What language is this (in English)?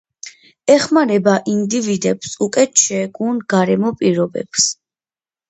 Georgian